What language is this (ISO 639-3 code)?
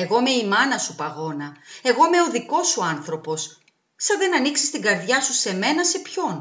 ell